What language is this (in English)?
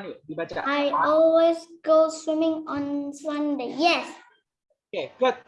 Indonesian